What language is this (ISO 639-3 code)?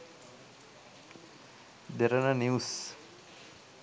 sin